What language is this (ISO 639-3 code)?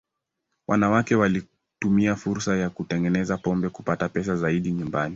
swa